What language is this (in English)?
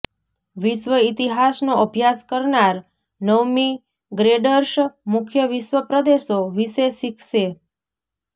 Gujarati